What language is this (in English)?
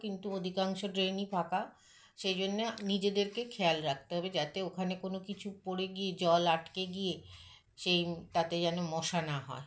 Bangla